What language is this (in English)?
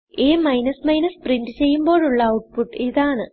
Malayalam